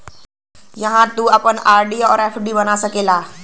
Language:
Bhojpuri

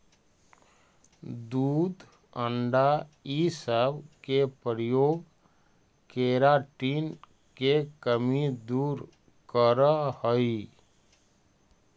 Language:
Magahi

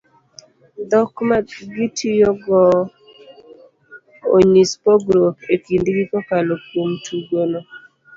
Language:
Luo (Kenya and Tanzania)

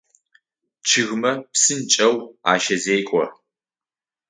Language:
Adyghe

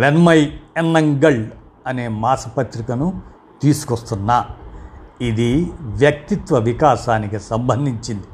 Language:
Telugu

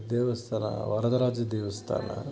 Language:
Kannada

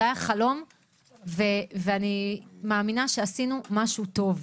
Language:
Hebrew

